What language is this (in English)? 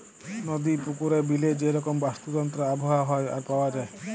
Bangla